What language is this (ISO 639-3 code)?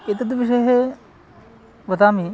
san